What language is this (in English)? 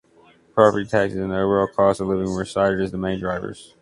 English